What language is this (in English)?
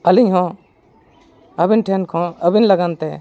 Santali